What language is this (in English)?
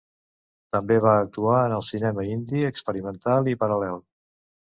Catalan